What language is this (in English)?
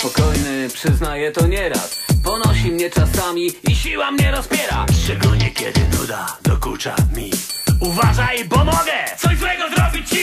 Polish